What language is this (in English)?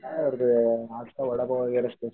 Marathi